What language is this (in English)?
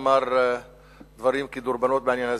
Hebrew